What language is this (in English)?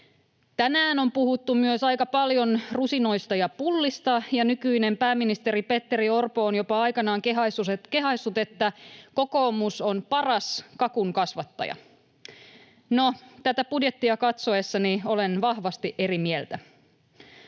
Finnish